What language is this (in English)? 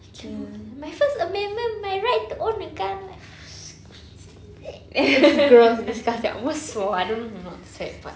English